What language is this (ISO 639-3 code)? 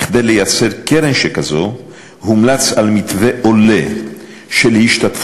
heb